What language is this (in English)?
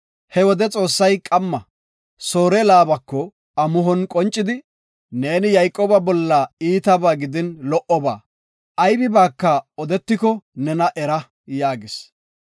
Gofa